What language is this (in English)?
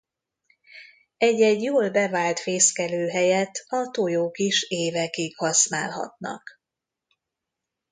Hungarian